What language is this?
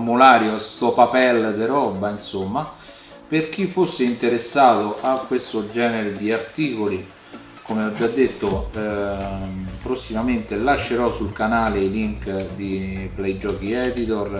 Italian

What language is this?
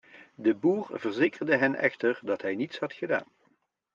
Dutch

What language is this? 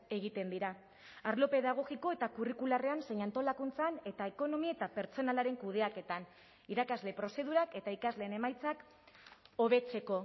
Basque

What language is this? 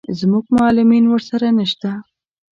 Pashto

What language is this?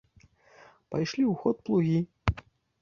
Belarusian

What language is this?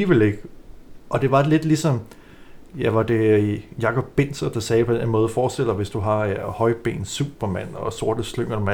Danish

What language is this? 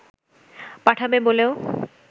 Bangla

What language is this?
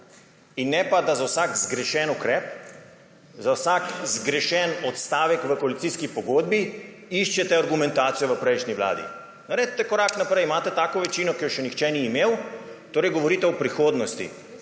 Slovenian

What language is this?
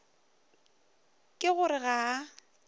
Northern Sotho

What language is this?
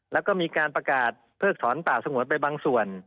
Thai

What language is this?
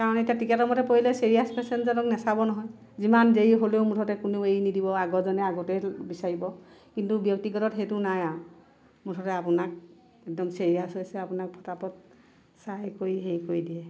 Assamese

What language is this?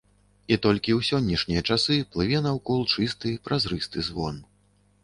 Belarusian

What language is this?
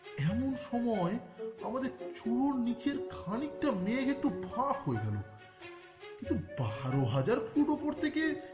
Bangla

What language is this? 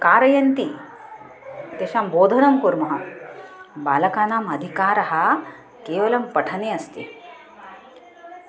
Sanskrit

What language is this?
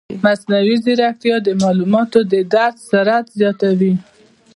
Pashto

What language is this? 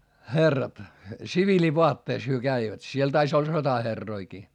Finnish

